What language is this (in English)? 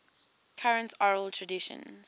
English